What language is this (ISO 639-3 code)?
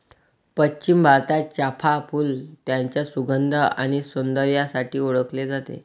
mar